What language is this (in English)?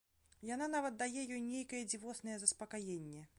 Belarusian